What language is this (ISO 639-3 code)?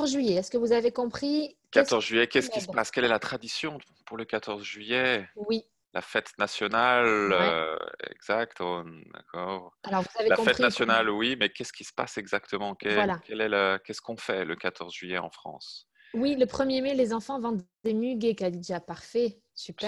fra